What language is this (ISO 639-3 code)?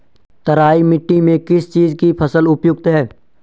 hin